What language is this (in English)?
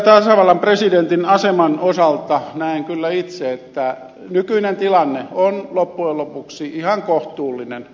Finnish